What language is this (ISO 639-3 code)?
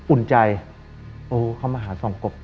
tha